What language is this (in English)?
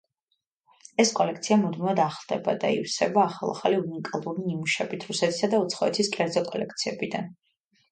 Georgian